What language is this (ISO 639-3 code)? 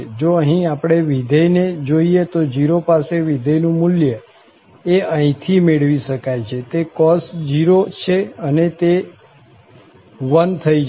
guj